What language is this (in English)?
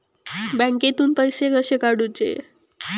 Marathi